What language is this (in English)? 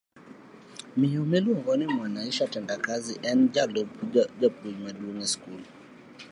Luo (Kenya and Tanzania)